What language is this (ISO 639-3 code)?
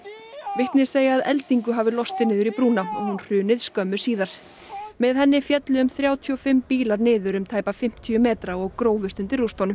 isl